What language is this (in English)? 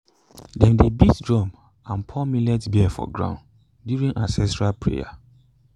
Nigerian Pidgin